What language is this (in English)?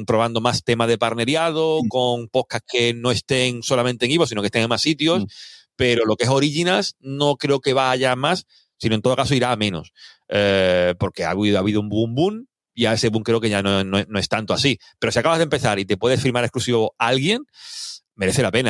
Spanish